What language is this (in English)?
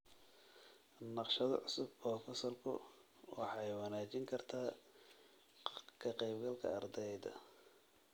Somali